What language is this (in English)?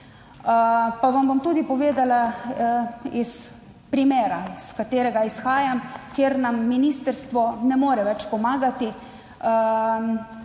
Slovenian